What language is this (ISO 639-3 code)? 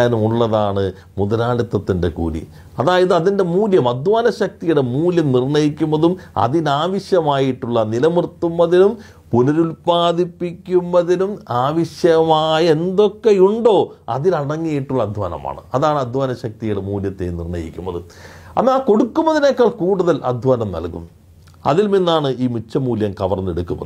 mal